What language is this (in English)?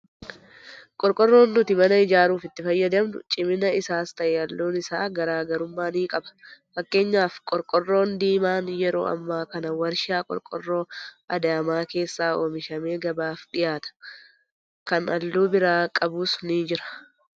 Oromo